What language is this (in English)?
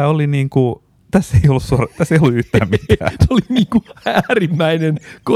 Finnish